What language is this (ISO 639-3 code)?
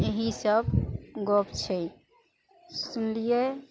mai